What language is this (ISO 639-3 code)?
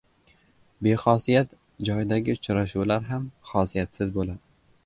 uzb